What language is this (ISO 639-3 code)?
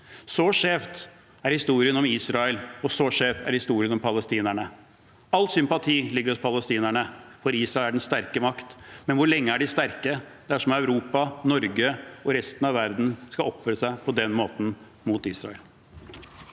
nor